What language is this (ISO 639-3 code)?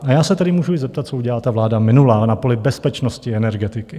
ces